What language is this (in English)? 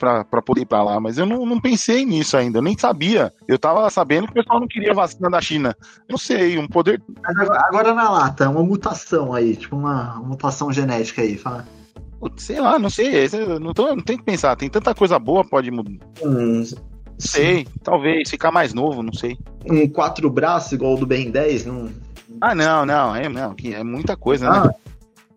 Portuguese